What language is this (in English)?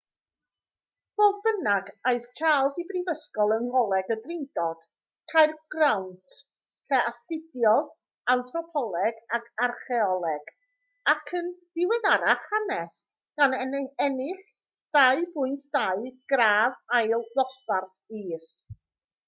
Welsh